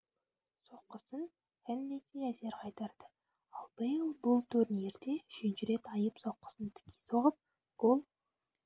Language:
Kazakh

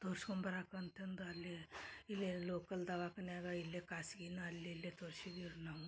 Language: Kannada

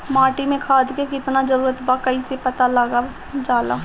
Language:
Bhojpuri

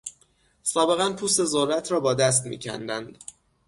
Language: Persian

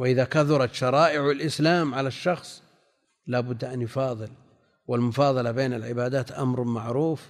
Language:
Arabic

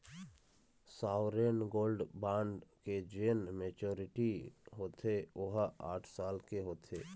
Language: Chhattisgarhi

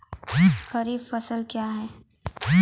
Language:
Maithili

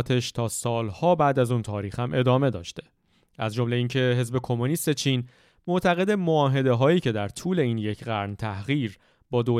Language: Persian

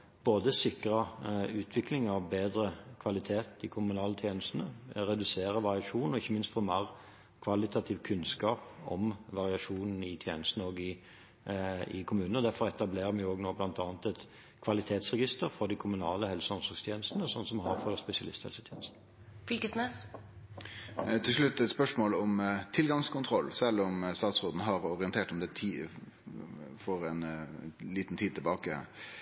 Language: Norwegian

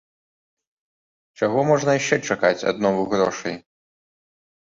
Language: Belarusian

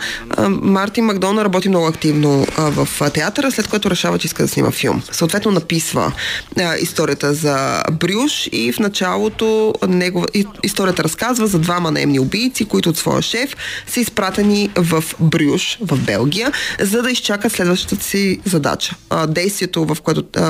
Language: Bulgarian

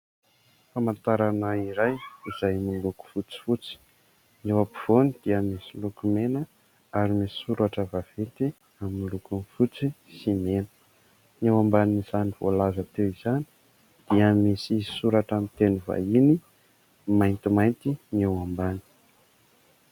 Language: Malagasy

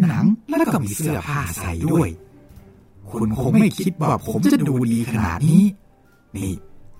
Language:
Thai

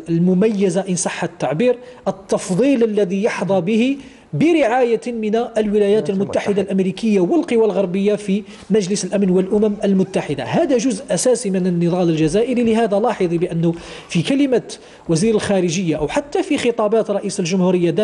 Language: Arabic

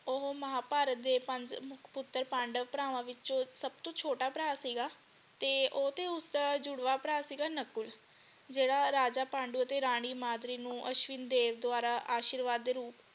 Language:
Punjabi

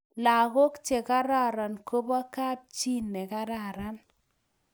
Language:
Kalenjin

